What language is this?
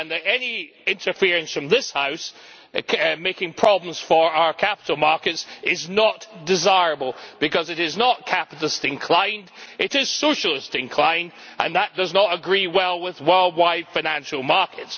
English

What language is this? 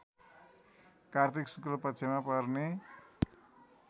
Nepali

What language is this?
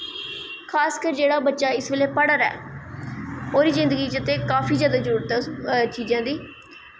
Dogri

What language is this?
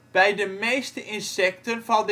Dutch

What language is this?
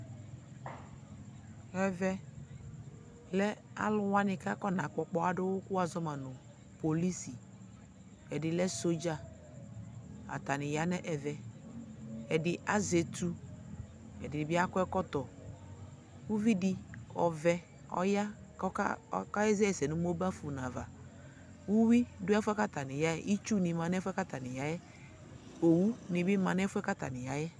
Ikposo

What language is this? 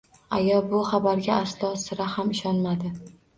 Uzbek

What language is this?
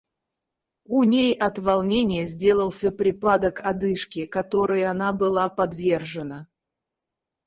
Russian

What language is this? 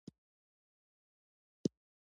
Pashto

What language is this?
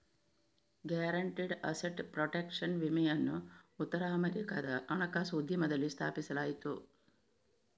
Kannada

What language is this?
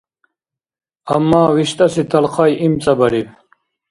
Dargwa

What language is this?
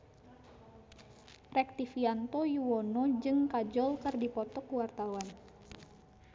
Sundanese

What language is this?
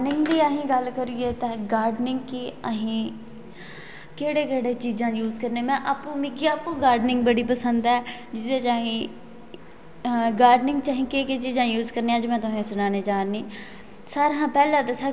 Dogri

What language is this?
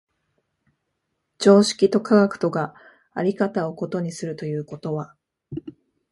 Japanese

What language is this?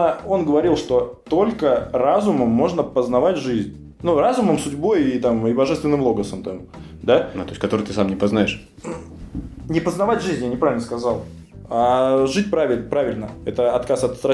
Russian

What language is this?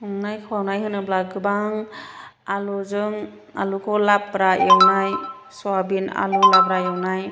Bodo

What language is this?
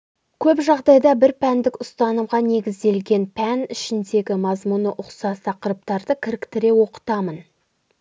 Kazakh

